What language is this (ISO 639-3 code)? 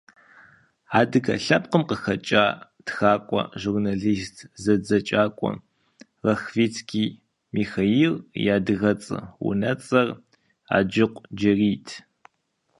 kbd